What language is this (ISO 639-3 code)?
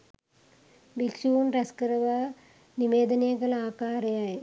sin